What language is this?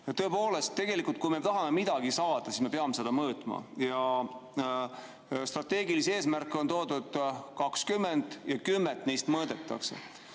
Estonian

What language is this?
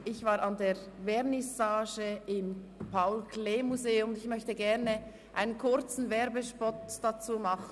Swiss German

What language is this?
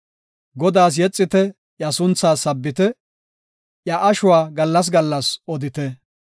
Gofa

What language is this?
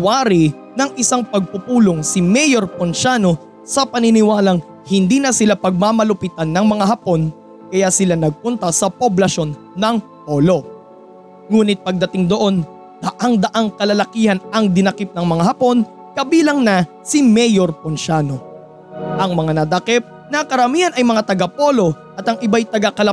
Filipino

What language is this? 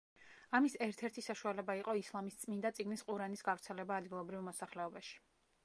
Georgian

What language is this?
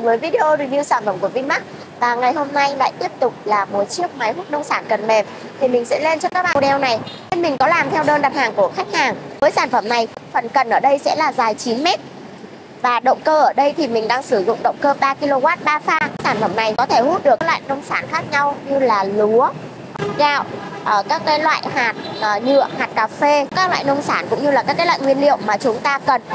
Vietnamese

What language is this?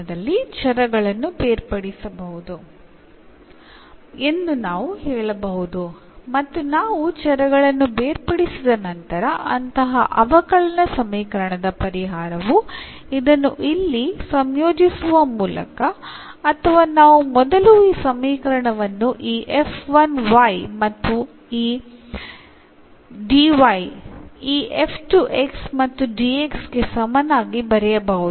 Malayalam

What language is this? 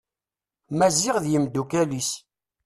Kabyle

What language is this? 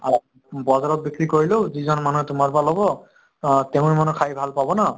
Assamese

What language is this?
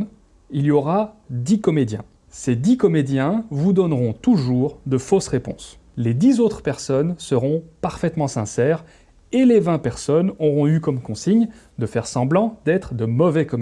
French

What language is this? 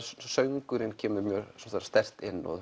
Icelandic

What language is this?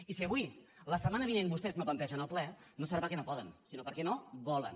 Catalan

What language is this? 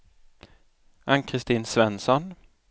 Swedish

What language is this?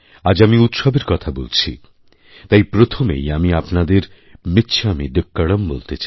Bangla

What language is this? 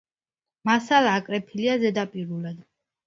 Georgian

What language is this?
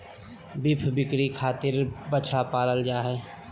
Magahi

